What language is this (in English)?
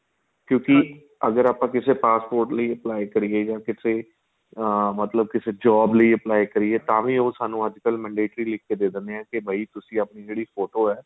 Punjabi